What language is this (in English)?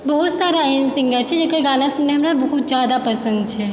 Maithili